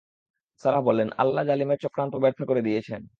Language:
Bangla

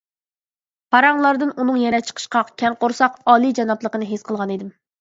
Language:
Uyghur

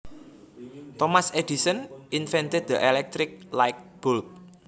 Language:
Javanese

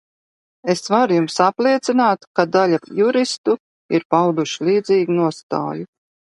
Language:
Latvian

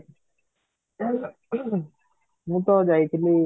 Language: Odia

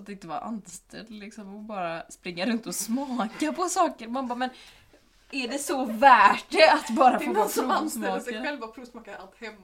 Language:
Swedish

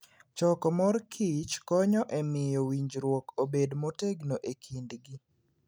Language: Luo (Kenya and Tanzania)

